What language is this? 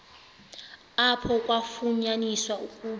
Xhosa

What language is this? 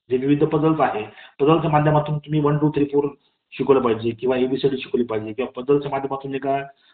Marathi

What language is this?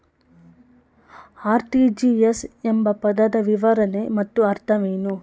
Kannada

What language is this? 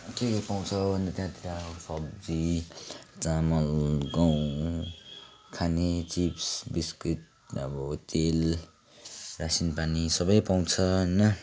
Nepali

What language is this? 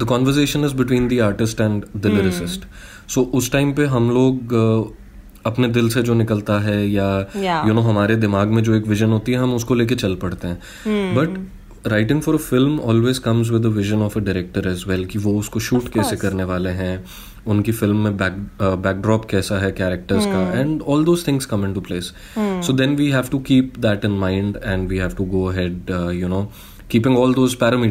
Hindi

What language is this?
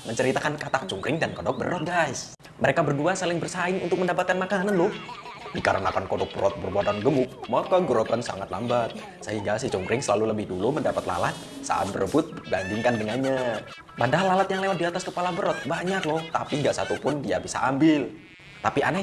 Indonesian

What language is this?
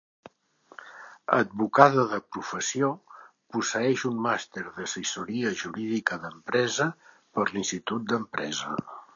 Catalan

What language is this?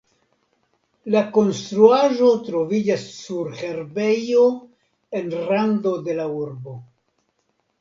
Esperanto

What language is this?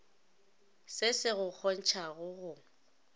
Northern Sotho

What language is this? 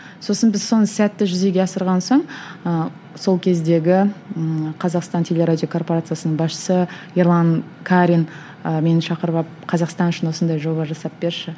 Kazakh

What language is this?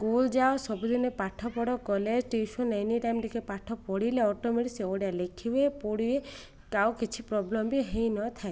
Odia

